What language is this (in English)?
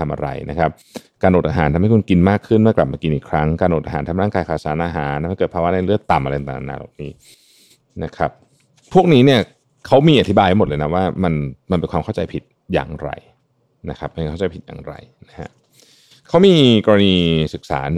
Thai